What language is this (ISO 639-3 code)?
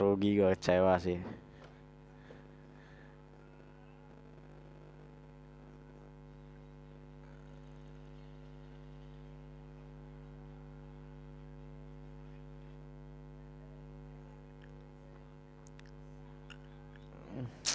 ind